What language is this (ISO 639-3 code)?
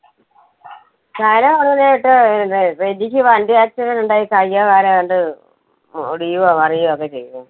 mal